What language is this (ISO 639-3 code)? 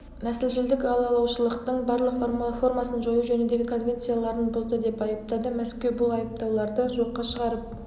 kaz